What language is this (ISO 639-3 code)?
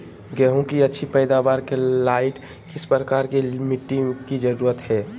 mag